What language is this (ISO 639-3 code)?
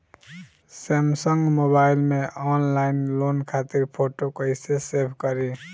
bho